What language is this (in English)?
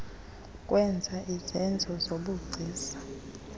Xhosa